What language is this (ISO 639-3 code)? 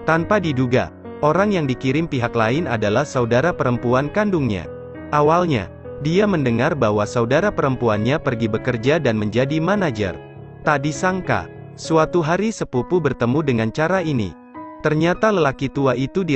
ind